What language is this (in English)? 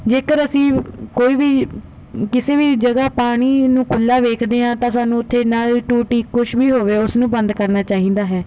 Punjabi